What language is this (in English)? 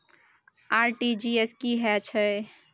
Maithili